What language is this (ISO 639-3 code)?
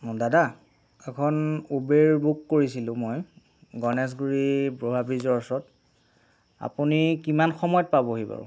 asm